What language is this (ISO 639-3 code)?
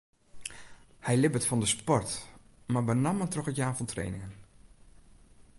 fry